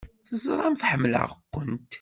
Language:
Kabyle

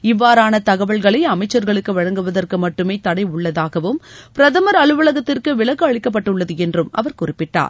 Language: Tamil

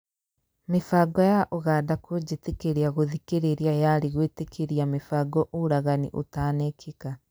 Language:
Kikuyu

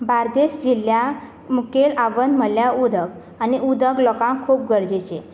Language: Konkani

